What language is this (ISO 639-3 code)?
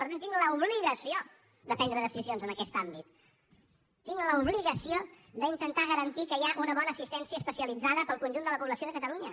cat